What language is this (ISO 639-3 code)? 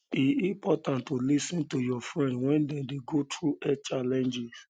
pcm